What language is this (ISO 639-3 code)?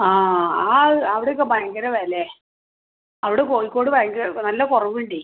mal